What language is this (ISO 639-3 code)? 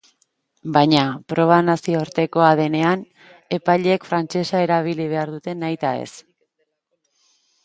eus